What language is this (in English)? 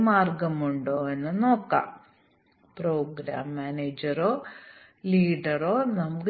Malayalam